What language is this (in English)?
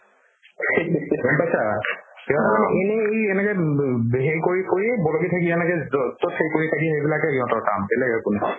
Assamese